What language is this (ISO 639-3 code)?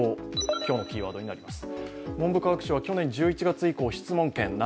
jpn